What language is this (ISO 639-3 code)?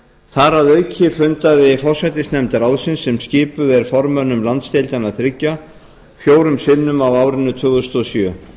isl